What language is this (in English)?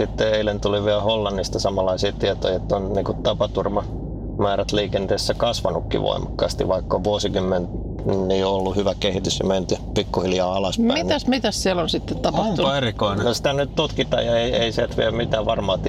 Finnish